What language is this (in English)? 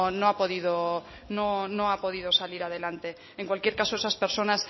Spanish